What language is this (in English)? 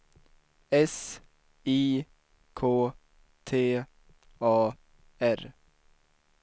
Swedish